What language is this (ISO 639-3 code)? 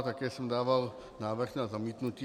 ces